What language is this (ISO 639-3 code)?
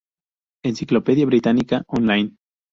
spa